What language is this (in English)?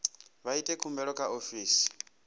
Venda